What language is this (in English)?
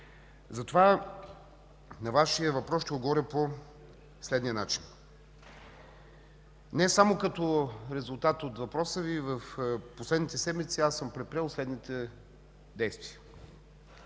Bulgarian